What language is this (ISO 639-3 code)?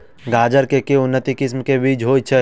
mai